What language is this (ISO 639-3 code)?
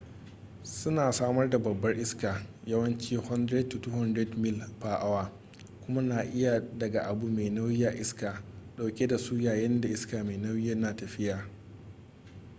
hau